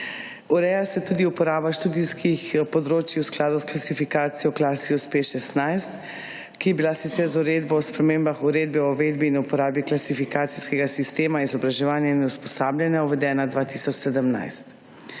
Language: Slovenian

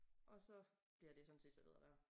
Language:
Danish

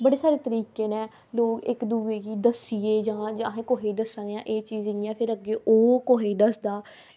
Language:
Dogri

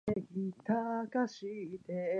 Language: Japanese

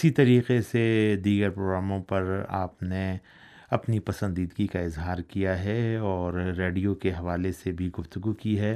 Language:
Urdu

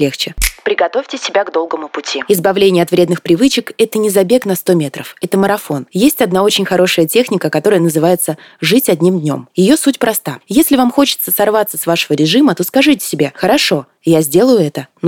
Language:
Russian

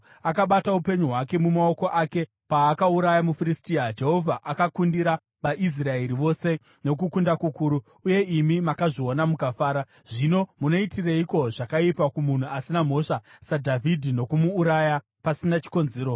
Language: Shona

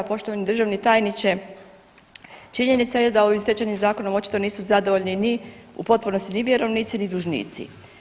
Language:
Croatian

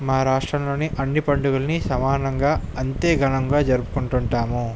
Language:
Telugu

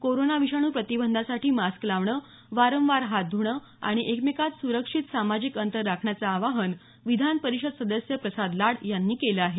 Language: Marathi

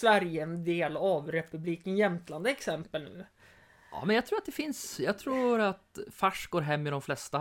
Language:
Swedish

